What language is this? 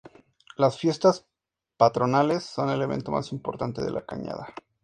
Spanish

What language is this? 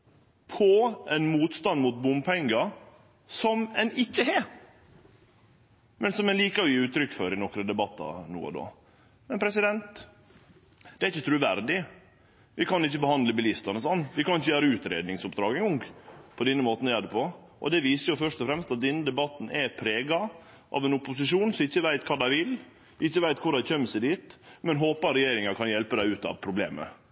Norwegian Nynorsk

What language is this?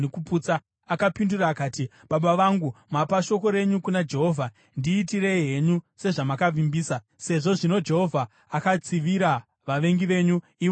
Shona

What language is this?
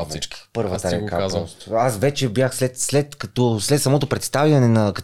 Bulgarian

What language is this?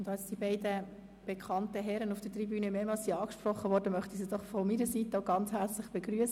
Swiss German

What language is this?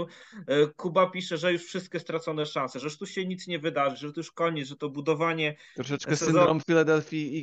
Polish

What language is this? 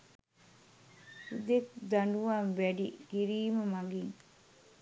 Sinhala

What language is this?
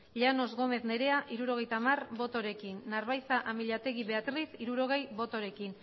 Basque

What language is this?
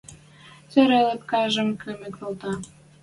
Western Mari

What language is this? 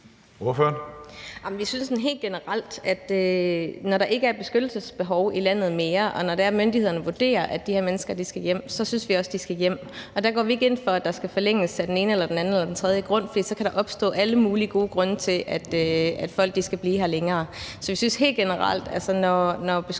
Danish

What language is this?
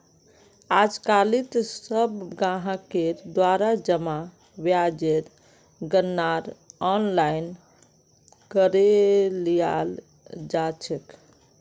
Magahi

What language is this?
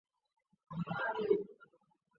Chinese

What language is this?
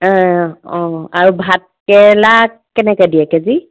Assamese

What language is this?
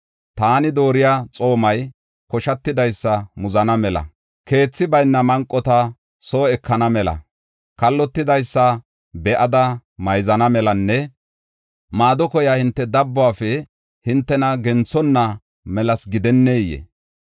Gofa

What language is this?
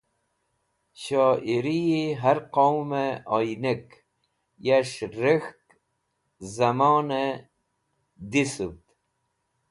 Wakhi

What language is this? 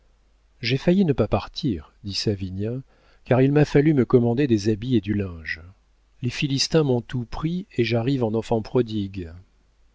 French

